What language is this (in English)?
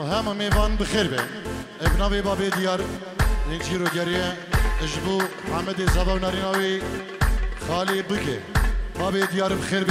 Arabic